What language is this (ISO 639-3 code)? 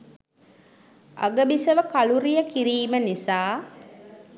sin